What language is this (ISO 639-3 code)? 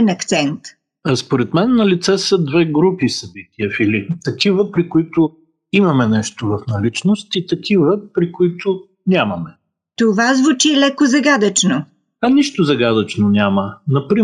bul